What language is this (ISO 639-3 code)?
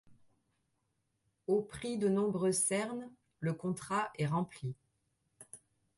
fra